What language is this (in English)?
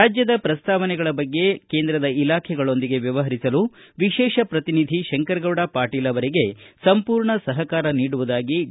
Kannada